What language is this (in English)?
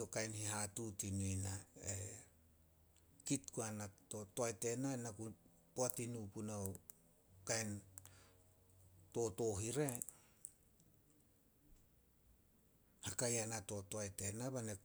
Solos